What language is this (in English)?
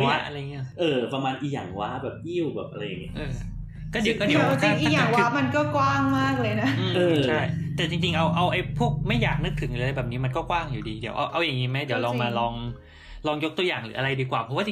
Thai